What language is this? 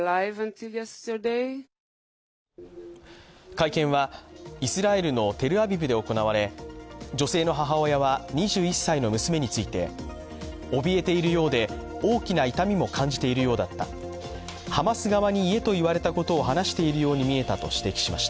Japanese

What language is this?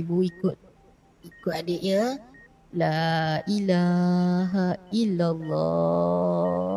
Malay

